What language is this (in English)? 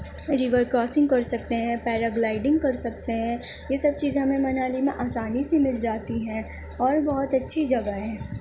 Urdu